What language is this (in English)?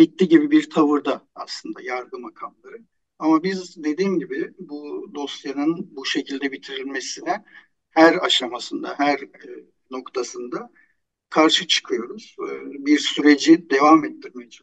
Turkish